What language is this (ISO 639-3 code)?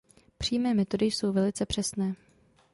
ces